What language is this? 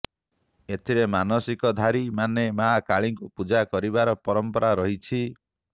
Odia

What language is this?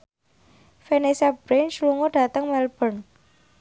Javanese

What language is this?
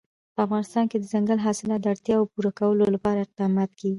Pashto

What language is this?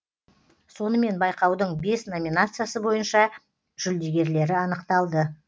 Kazakh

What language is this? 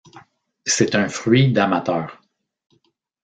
French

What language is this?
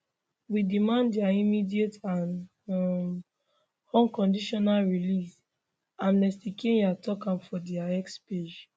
Nigerian Pidgin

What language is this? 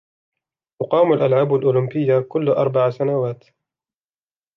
Arabic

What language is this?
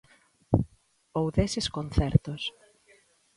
Galician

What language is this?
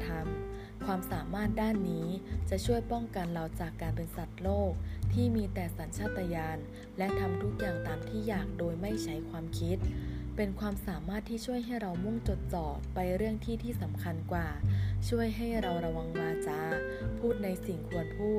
Thai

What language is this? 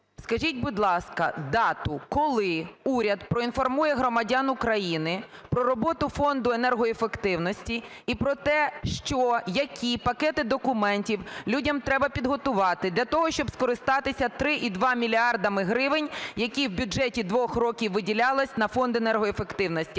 Ukrainian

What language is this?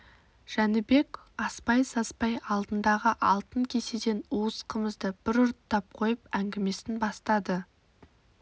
Kazakh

